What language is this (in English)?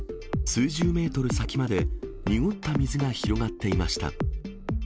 Japanese